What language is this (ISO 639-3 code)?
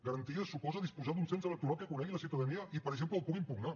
cat